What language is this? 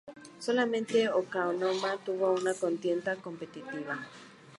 Spanish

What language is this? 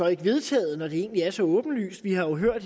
Danish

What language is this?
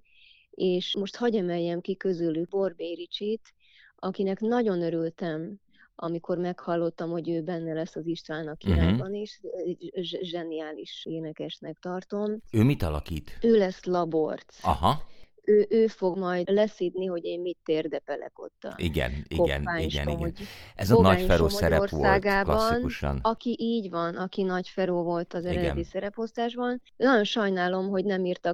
Hungarian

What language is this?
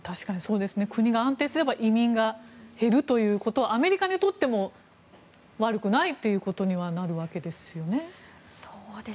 Japanese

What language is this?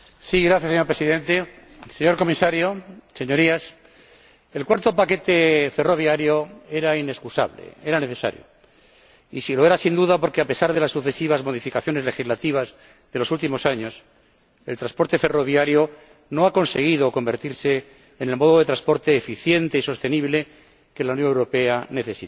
Spanish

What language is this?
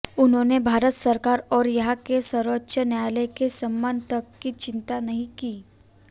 Hindi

